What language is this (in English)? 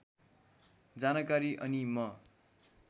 Nepali